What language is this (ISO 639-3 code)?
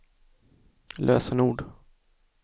swe